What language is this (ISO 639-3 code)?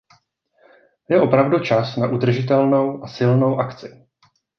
ces